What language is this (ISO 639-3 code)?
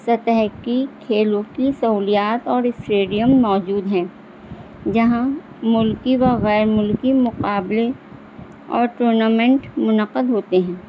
urd